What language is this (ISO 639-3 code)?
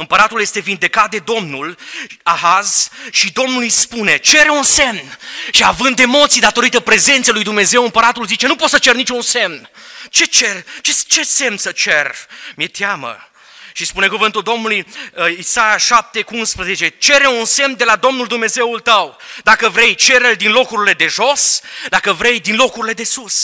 ron